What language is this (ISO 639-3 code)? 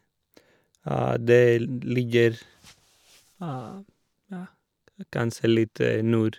nor